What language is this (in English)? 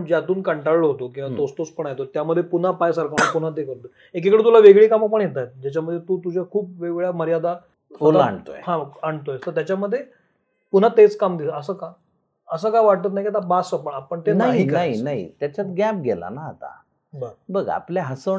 Marathi